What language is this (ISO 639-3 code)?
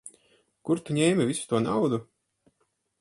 lav